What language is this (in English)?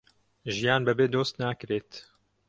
Central Kurdish